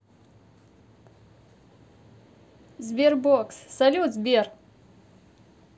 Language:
Russian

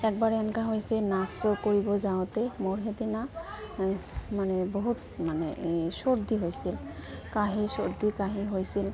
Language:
Assamese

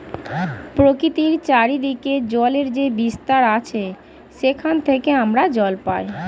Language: Bangla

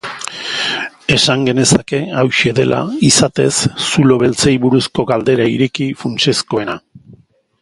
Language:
Basque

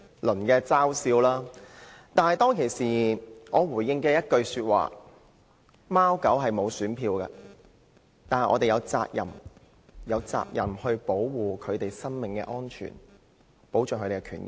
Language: Cantonese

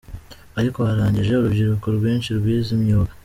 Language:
Kinyarwanda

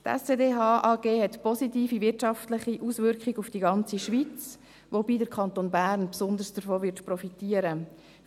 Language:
Swiss German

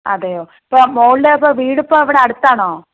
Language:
Malayalam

